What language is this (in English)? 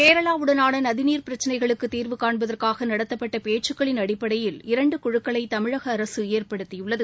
Tamil